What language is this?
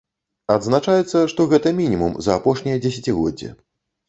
Belarusian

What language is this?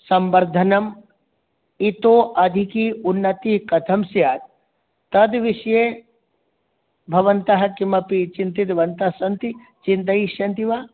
Sanskrit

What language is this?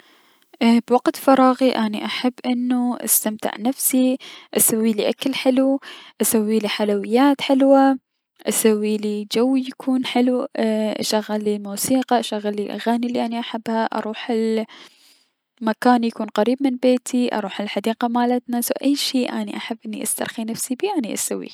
Mesopotamian Arabic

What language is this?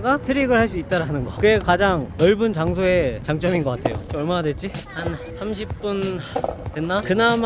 Korean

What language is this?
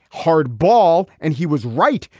English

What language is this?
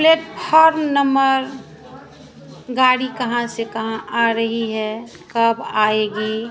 Hindi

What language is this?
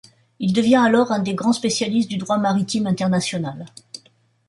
French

